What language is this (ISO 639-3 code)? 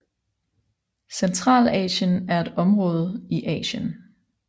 dan